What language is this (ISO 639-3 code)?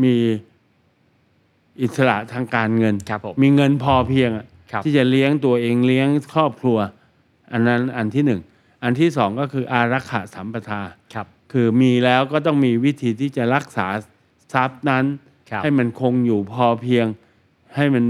tha